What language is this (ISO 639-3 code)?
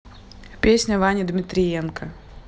rus